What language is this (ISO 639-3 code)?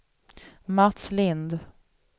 swe